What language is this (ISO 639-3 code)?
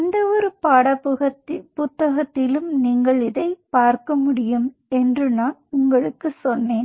tam